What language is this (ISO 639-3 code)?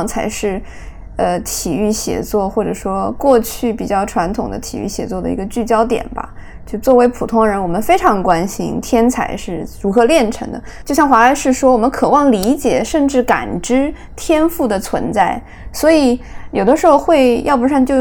zho